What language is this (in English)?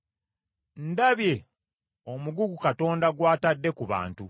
Ganda